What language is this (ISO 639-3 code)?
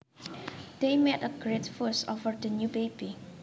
jav